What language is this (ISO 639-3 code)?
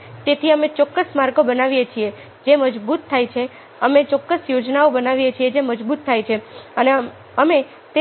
guj